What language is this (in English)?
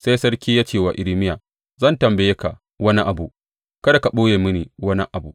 Hausa